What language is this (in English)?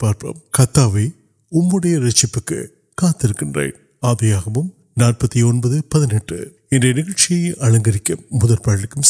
Urdu